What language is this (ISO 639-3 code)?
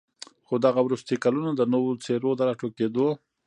pus